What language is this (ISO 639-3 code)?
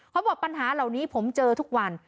tha